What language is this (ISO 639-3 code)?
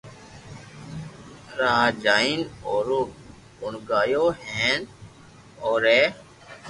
lrk